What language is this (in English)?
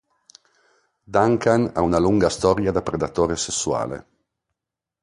Italian